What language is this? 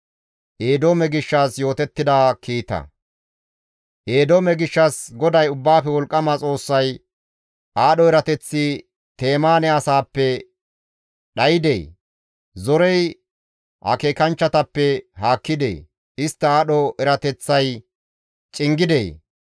Gamo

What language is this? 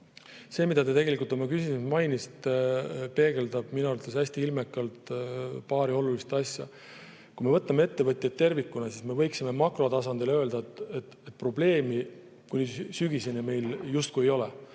Estonian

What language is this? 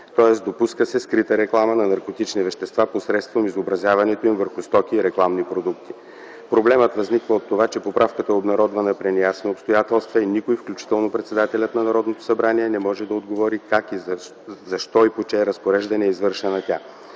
Bulgarian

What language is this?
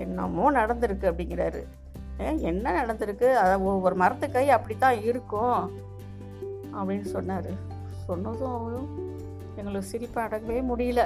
Tamil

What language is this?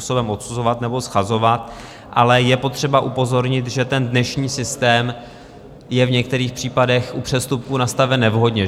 Czech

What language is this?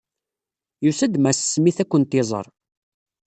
Kabyle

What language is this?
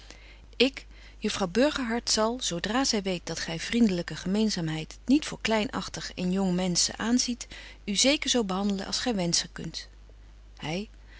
Dutch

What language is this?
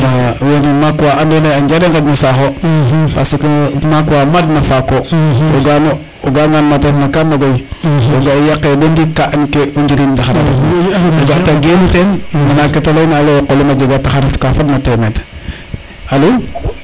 Serer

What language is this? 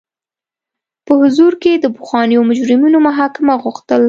Pashto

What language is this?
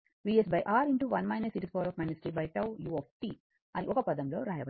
Telugu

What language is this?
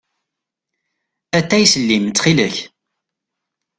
Kabyle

